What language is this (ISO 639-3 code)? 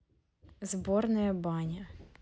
rus